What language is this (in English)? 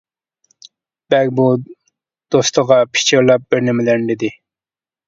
Uyghur